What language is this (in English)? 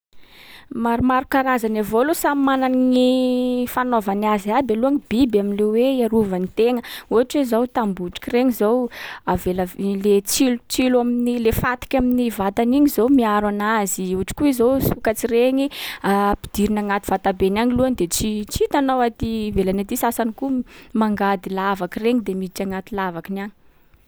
Sakalava Malagasy